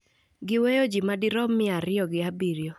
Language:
Luo (Kenya and Tanzania)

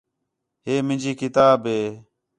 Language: Khetrani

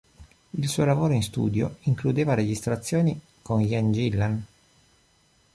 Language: Italian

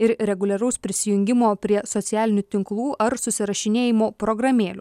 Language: Lithuanian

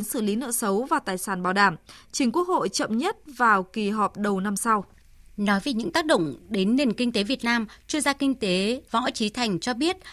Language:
Vietnamese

